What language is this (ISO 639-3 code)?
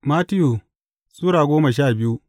hau